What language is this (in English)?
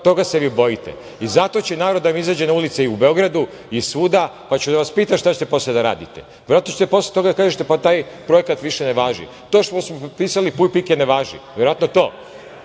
Serbian